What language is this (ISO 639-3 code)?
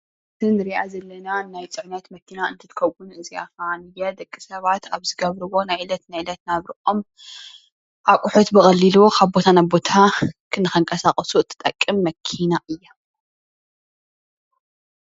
tir